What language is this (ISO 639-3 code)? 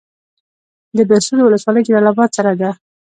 pus